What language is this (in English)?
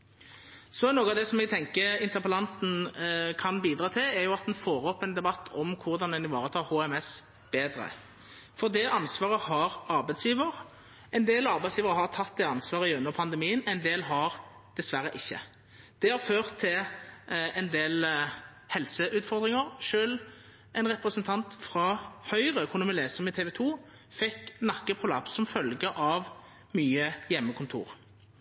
Norwegian Nynorsk